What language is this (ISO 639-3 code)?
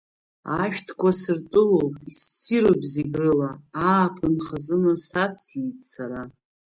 abk